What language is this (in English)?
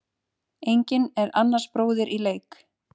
Icelandic